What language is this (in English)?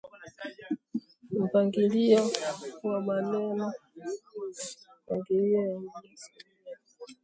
Swahili